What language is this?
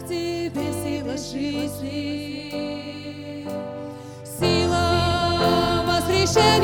Russian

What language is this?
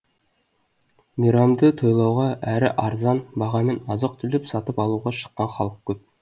Kazakh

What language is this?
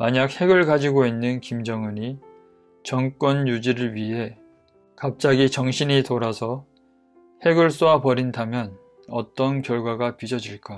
Korean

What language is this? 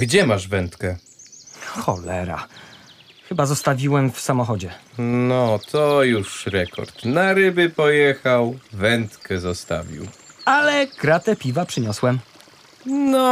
Polish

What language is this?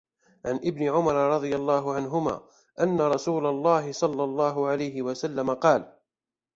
Arabic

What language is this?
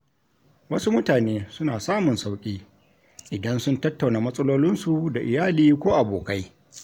Hausa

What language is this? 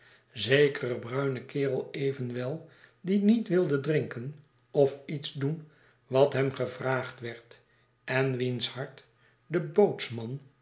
Dutch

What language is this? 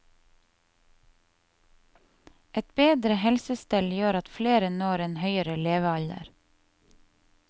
Norwegian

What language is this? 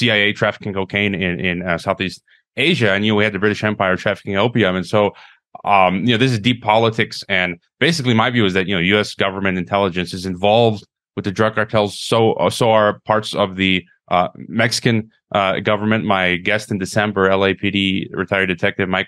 English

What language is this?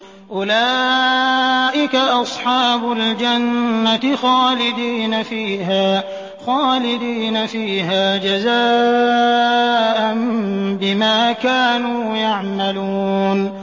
Arabic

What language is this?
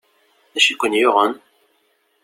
Kabyle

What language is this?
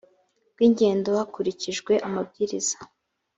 Kinyarwanda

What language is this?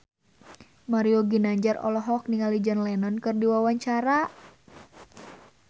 Sundanese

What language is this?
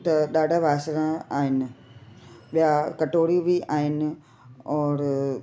Sindhi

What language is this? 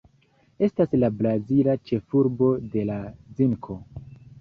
Esperanto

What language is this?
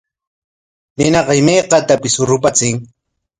Corongo Ancash Quechua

